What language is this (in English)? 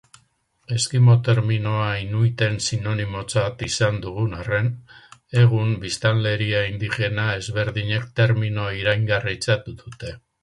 Basque